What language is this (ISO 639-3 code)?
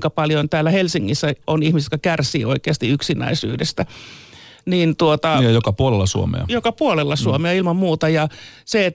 fin